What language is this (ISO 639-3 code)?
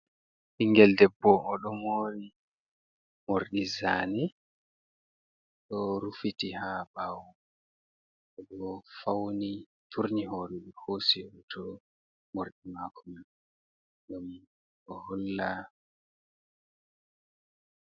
ful